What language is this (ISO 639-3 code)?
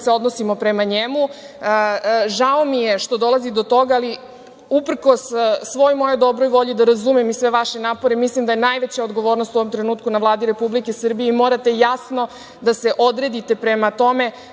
srp